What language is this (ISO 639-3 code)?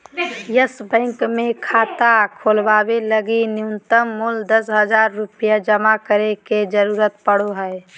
mag